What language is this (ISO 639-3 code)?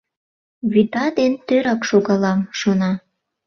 chm